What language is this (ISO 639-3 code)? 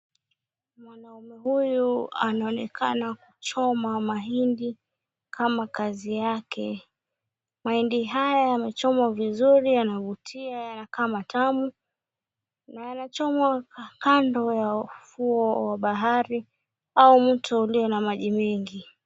swa